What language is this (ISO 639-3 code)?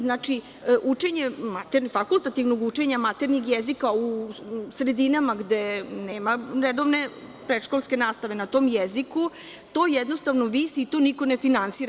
srp